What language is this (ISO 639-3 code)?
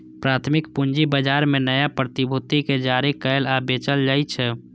mai